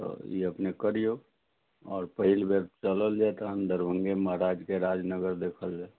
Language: Maithili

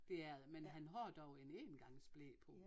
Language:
Danish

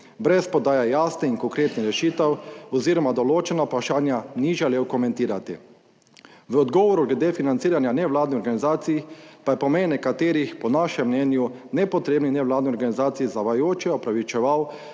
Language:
Slovenian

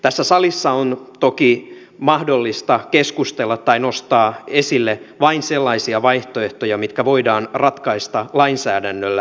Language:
Finnish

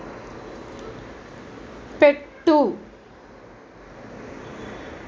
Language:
Telugu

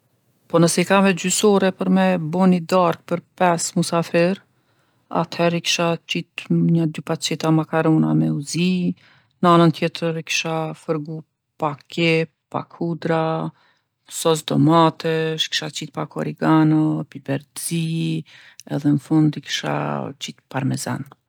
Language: Gheg Albanian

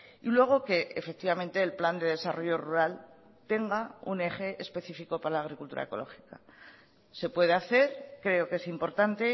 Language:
Spanish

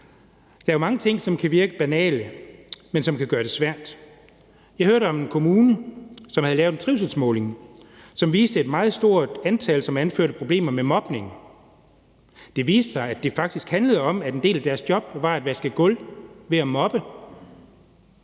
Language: Danish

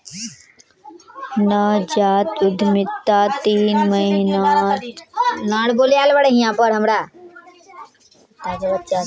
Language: Magahi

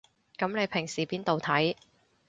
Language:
Cantonese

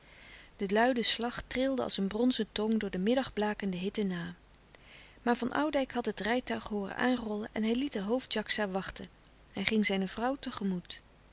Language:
Dutch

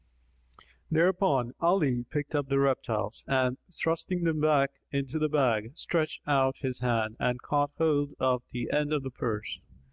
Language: English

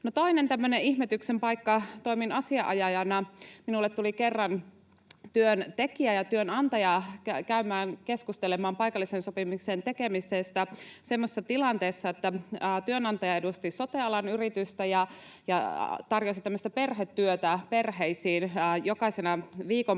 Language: Finnish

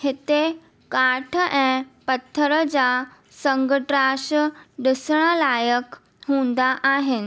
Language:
Sindhi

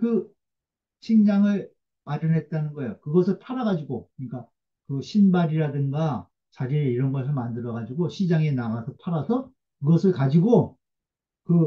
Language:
Korean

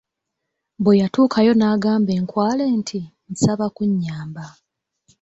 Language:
Ganda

